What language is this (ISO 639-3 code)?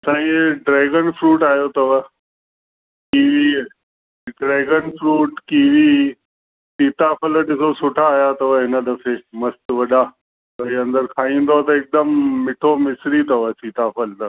snd